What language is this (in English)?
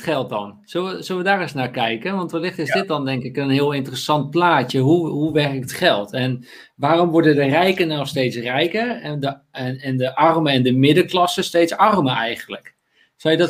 Dutch